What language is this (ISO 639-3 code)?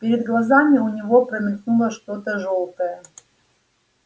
rus